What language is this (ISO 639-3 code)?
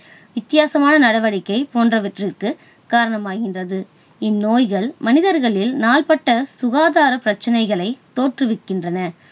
tam